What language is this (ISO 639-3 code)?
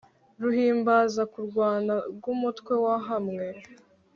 kin